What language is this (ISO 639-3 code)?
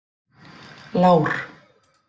isl